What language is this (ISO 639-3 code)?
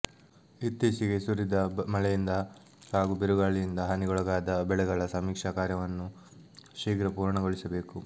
kan